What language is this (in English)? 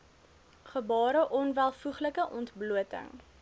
Afrikaans